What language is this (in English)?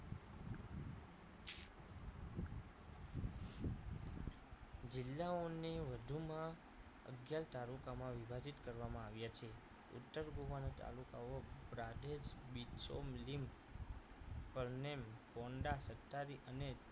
Gujarati